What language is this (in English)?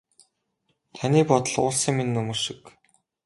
Mongolian